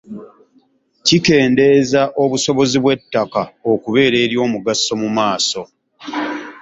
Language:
Ganda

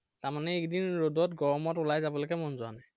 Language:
Assamese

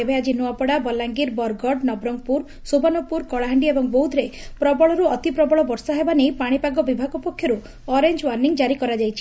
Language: Odia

